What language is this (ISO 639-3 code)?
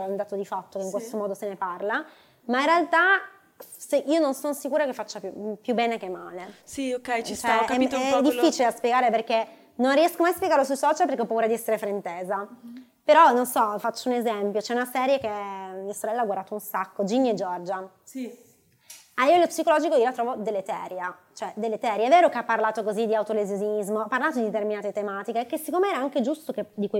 ita